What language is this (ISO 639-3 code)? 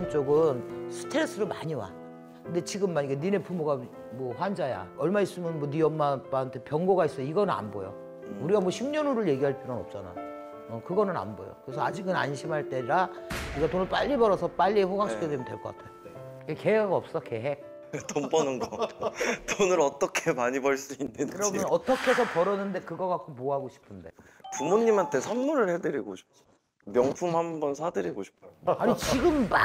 kor